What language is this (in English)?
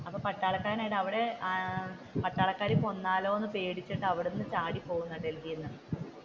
Malayalam